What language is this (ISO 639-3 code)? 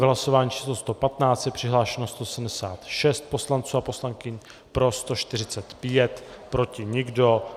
ces